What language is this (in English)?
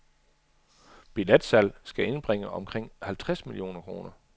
Danish